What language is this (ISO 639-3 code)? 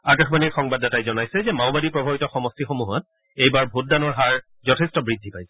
asm